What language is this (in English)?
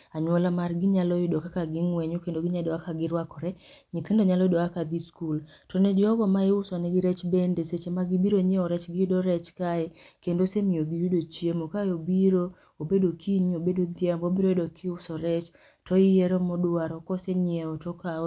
Luo (Kenya and Tanzania)